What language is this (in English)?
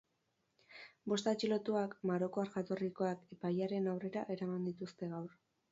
Basque